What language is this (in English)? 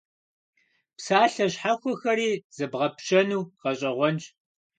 Kabardian